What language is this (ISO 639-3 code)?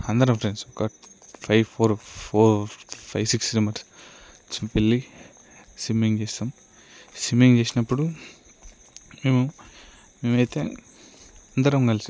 tel